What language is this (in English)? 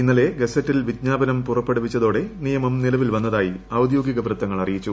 Malayalam